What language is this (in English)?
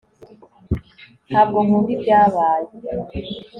Kinyarwanda